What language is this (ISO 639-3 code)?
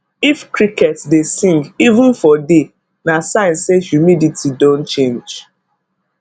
pcm